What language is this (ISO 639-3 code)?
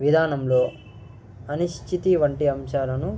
tel